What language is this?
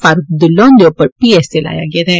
Dogri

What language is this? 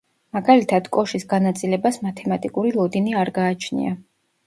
Georgian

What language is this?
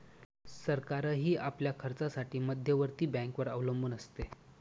Marathi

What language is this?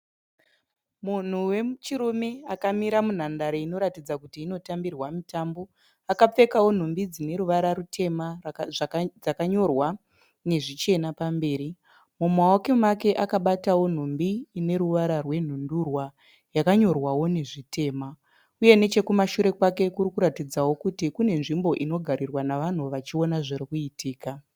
Shona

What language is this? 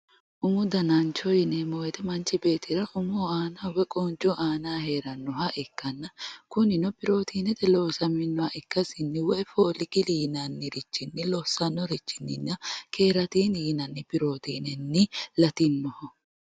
Sidamo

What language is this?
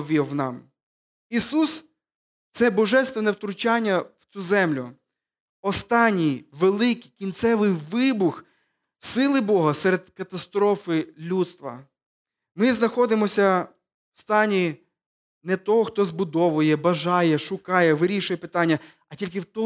Ukrainian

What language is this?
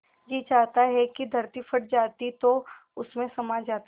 Hindi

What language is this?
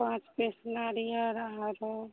Maithili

